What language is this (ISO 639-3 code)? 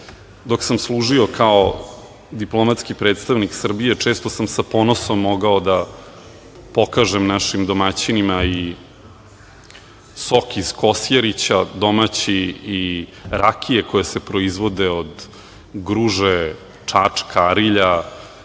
srp